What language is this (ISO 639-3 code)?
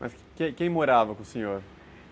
por